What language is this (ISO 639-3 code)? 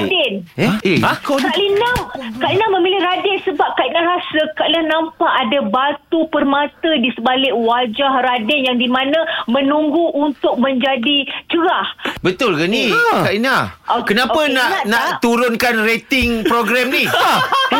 msa